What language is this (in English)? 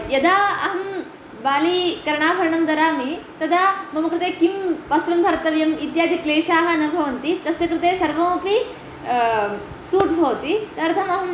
Sanskrit